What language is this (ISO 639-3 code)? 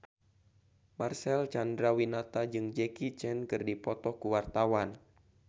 sun